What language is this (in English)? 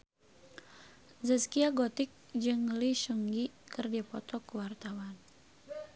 Sundanese